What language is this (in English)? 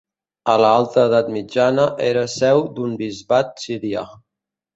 Catalan